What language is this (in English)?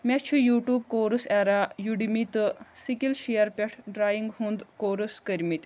Kashmiri